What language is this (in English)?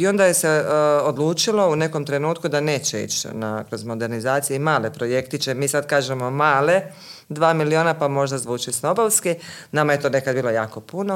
Croatian